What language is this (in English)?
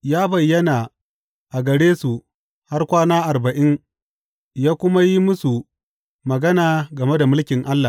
Hausa